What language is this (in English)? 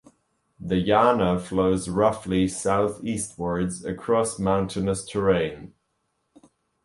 English